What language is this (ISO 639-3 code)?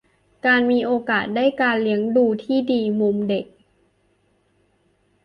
tha